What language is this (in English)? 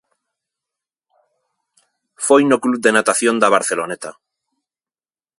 Galician